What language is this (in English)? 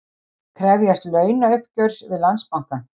Icelandic